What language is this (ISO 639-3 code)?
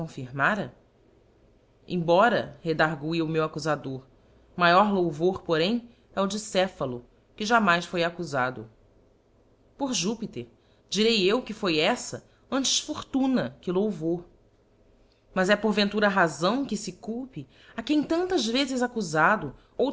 por